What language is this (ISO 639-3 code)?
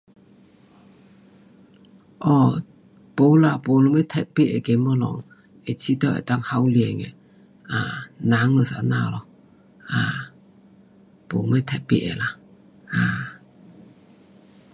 cpx